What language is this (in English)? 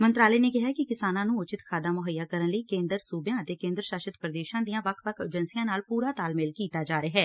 Punjabi